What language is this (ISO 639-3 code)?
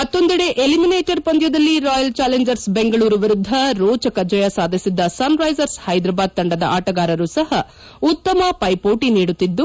kan